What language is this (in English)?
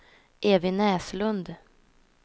Swedish